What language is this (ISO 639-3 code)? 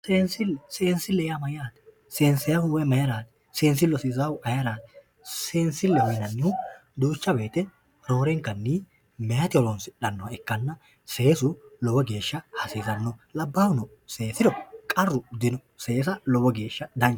sid